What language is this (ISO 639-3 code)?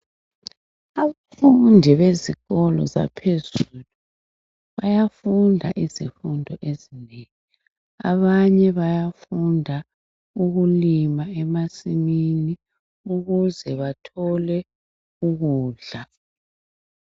nde